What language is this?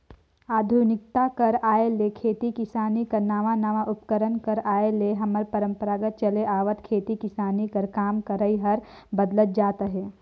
Chhattisgarhi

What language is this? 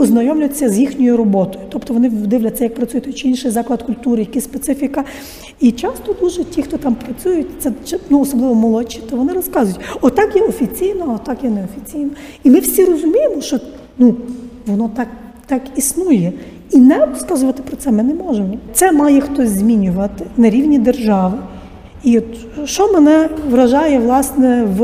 Ukrainian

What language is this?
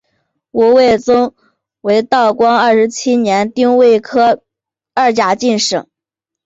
Chinese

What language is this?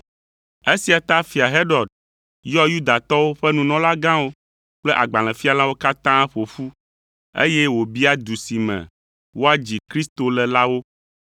Ewe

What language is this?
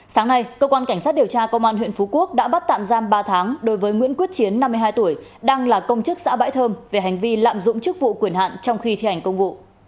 Vietnamese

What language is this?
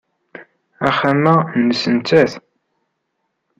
Kabyle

